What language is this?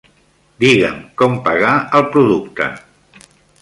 Catalan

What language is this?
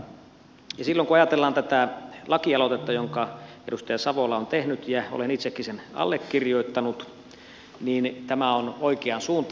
Finnish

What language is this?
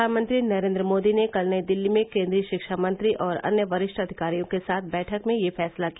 Hindi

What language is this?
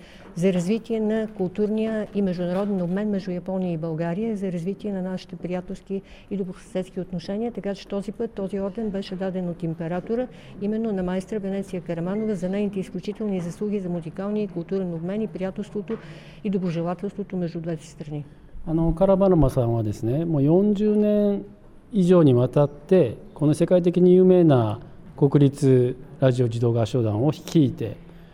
Bulgarian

